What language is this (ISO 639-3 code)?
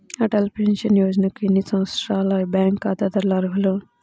tel